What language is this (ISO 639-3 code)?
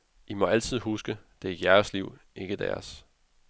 dan